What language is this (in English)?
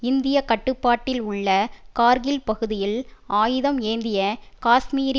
Tamil